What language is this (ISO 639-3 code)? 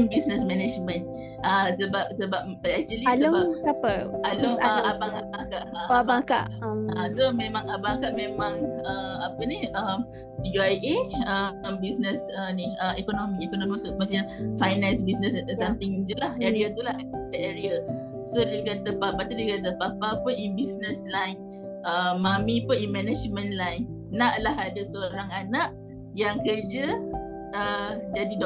msa